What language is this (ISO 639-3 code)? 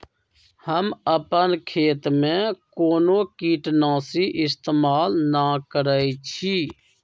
mag